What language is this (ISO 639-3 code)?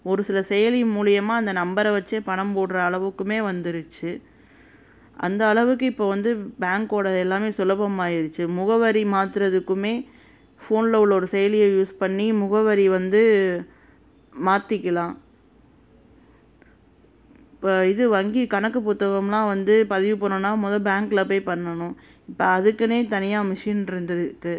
tam